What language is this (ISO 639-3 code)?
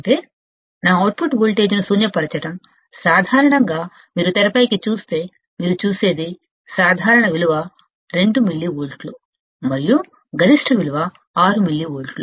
tel